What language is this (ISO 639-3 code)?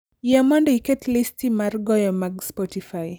luo